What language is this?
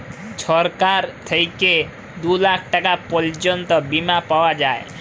Bangla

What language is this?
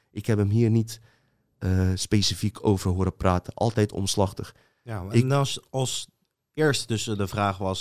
Dutch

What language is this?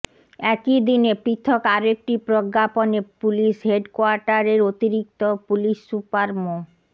Bangla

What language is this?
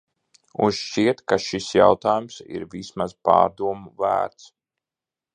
Latvian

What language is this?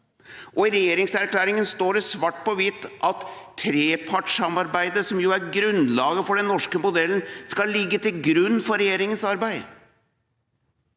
Norwegian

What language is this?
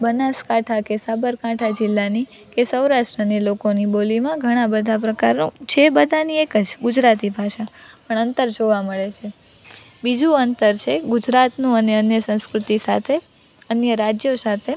Gujarati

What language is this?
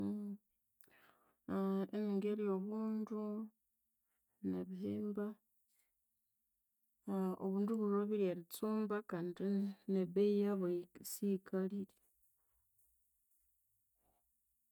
Konzo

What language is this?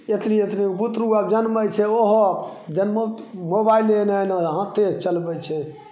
Maithili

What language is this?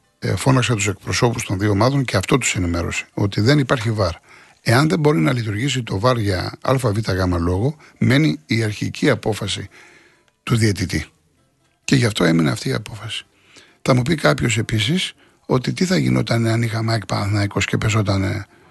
Greek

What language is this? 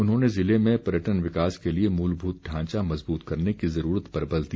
Hindi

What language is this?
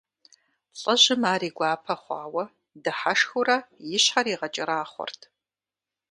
Kabardian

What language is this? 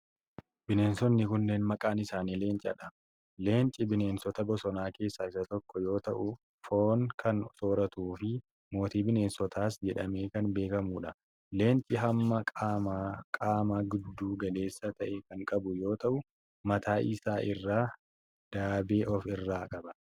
Oromo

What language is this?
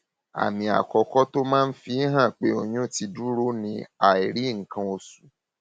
Yoruba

